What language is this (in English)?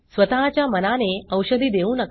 Marathi